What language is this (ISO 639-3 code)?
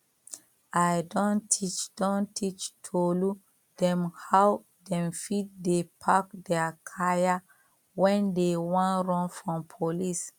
pcm